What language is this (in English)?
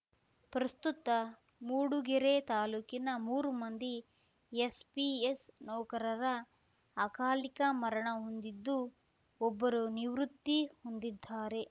Kannada